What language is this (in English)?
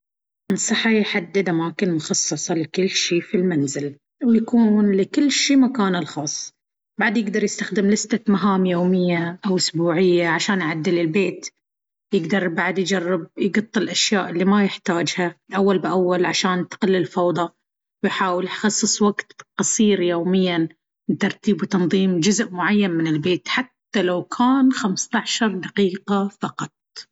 Baharna Arabic